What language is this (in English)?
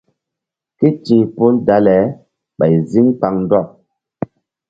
Mbum